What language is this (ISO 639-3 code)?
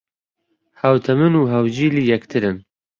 ckb